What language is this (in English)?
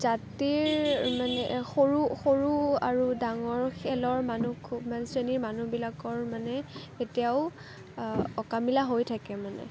Assamese